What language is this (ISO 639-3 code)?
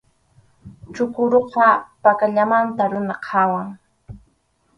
qxu